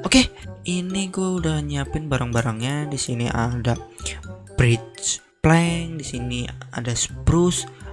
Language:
Indonesian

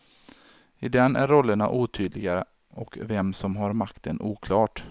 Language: Swedish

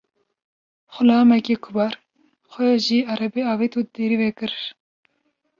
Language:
Kurdish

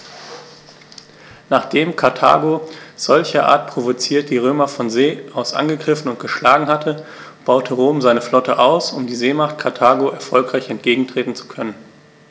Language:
German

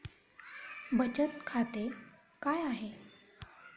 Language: Marathi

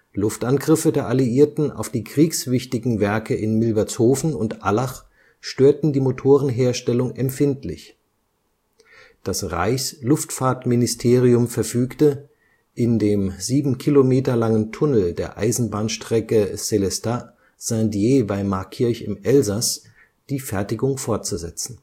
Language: German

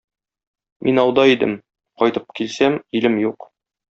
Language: Tatar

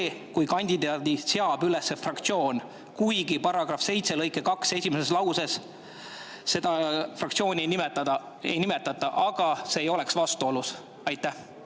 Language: Estonian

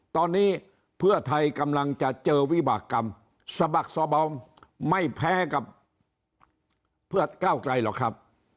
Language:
Thai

